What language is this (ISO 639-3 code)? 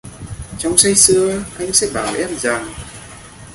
vie